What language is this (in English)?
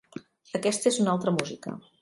Catalan